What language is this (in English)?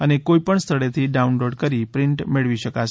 Gujarati